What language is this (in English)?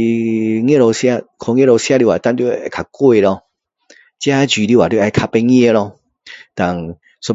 Min Dong Chinese